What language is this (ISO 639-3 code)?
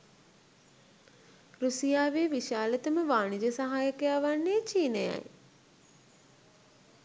sin